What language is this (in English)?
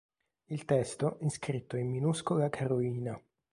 Italian